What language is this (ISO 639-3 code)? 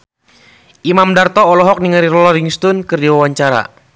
sun